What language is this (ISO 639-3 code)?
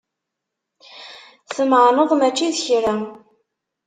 kab